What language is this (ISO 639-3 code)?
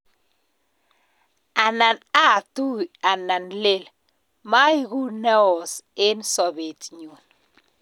kln